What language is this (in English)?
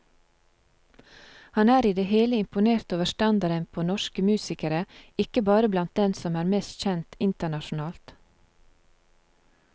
Norwegian